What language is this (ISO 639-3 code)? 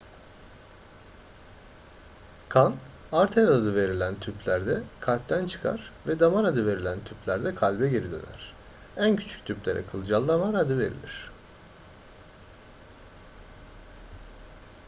tur